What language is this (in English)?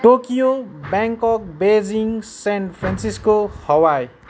Nepali